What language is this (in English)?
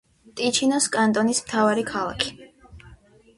Georgian